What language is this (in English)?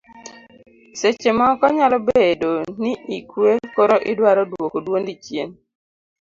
Luo (Kenya and Tanzania)